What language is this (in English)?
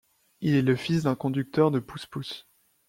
French